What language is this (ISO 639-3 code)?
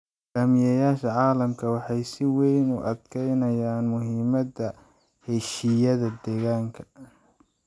som